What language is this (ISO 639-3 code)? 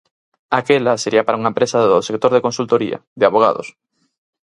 glg